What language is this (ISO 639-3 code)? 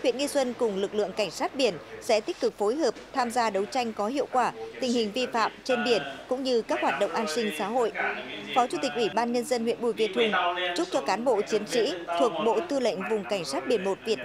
vie